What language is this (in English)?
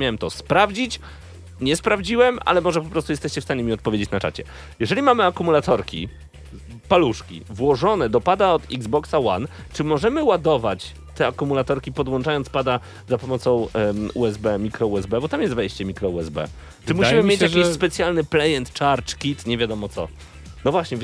Polish